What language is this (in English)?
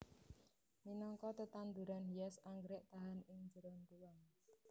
Javanese